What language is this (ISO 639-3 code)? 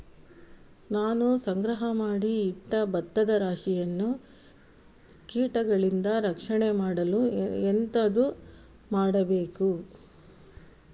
kan